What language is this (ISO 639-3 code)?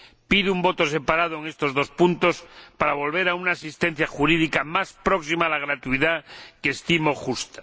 spa